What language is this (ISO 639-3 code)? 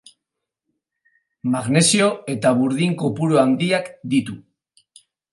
eus